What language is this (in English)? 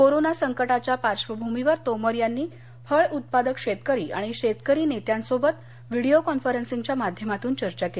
Marathi